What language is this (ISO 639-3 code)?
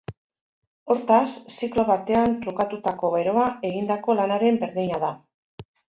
eus